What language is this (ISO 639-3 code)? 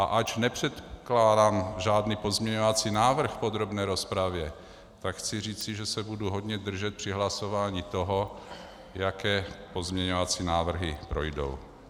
ces